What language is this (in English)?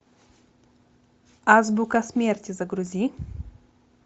Russian